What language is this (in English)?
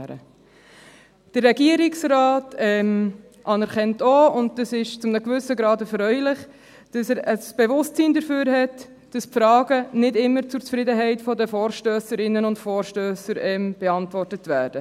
Swiss German